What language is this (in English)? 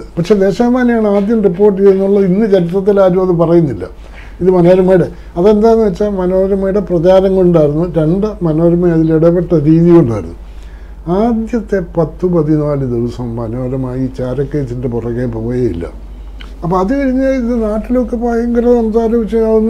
Malayalam